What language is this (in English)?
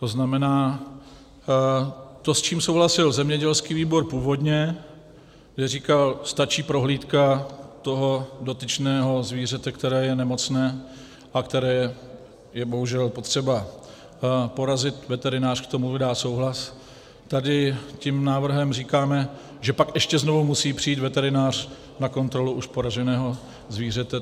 Czech